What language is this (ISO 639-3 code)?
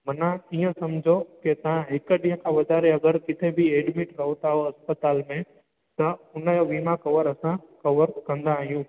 snd